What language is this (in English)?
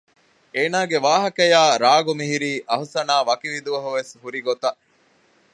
Divehi